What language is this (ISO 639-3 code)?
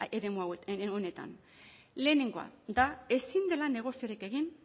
eus